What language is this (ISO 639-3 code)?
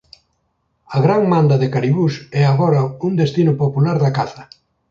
glg